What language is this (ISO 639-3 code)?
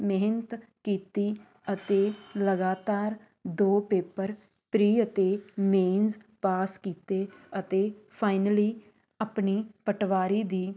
pan